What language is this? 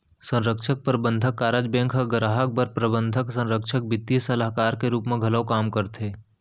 Chhattisgarhi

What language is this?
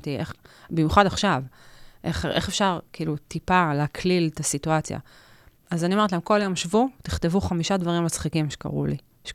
Hebrew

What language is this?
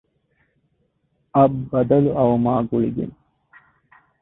Divehi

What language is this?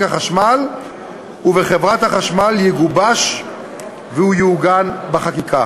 Hebrew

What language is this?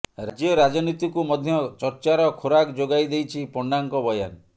Odia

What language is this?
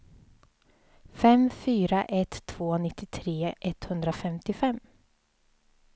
Swedish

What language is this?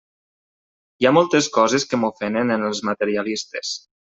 Catalan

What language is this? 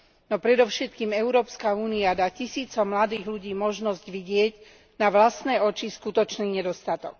Slovak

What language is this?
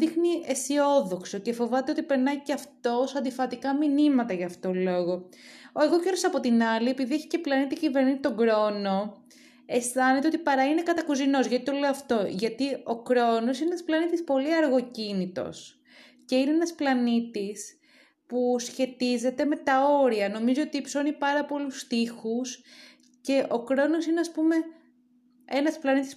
Greek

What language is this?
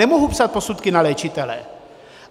Czech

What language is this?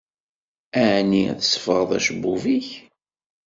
Kabyle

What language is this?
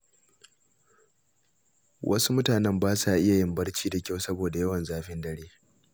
Hausa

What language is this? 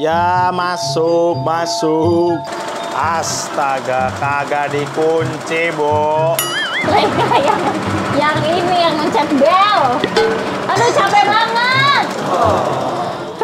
Indonesian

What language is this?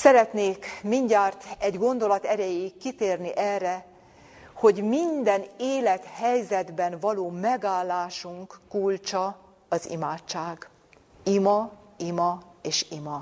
Hungarian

